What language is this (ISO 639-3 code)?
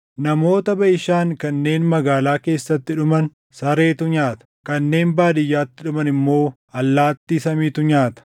orm